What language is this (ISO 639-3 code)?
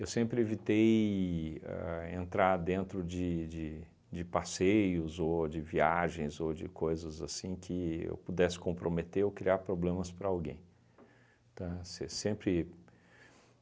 por